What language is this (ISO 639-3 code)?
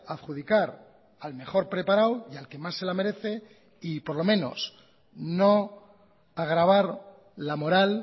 spa